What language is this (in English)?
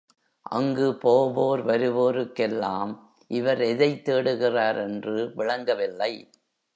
Tamil